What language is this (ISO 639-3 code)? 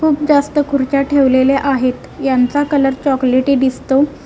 mar